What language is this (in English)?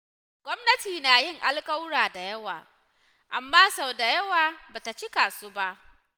Hausa